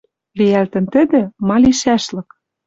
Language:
Western Mari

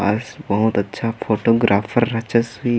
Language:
Kurukh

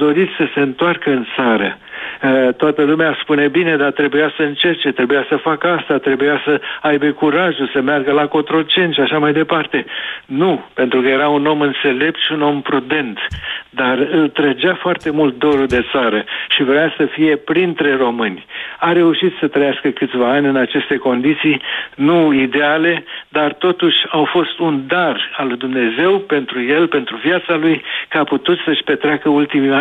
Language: Romanian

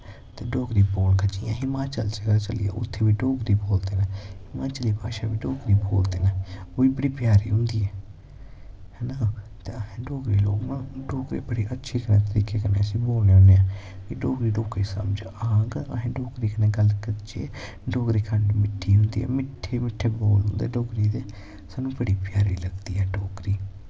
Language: Dogri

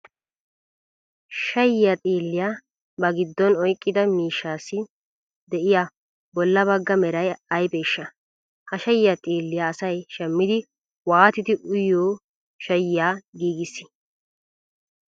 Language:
Wolaytta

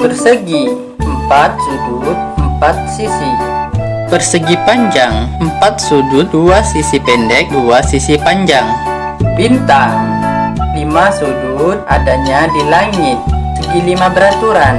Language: Indonesian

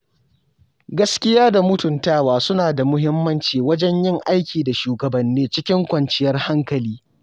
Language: Hausa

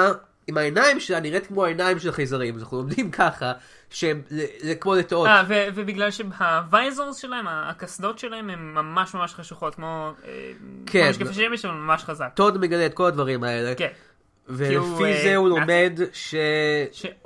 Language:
Hebrew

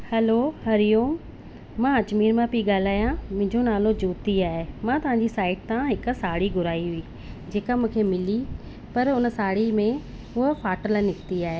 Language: Sindhi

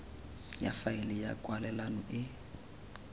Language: Tswana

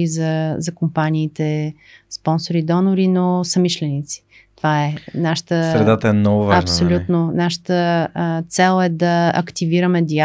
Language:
Bulgarian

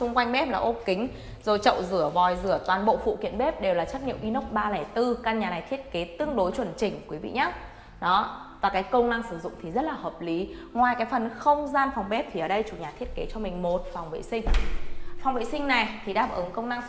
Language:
Vietnamese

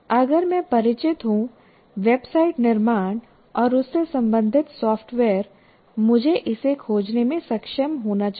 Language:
Hindi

